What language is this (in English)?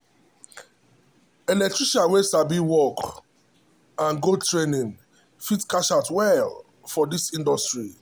Nigerian Pidgin